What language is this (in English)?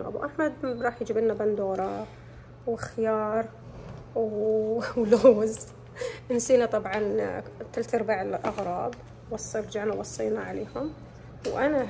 Arabic